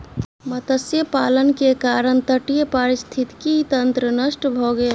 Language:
Maithili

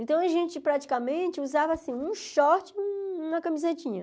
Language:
Portuguese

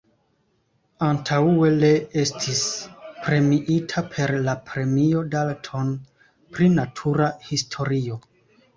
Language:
Esperanto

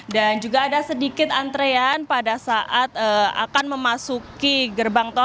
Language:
Indonesian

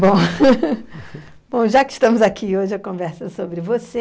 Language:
Portuguese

